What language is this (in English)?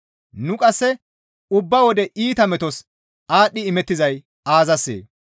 Gamo